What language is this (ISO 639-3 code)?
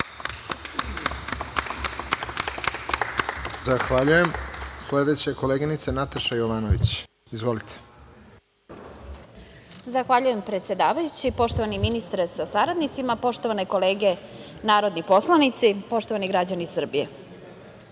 srp